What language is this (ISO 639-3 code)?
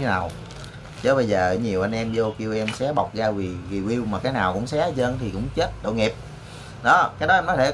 vie